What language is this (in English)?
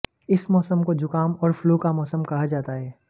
Hindi